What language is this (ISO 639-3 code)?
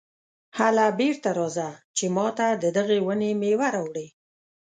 pus